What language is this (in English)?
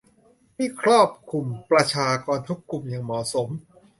Thai